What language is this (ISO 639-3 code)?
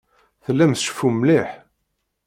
kab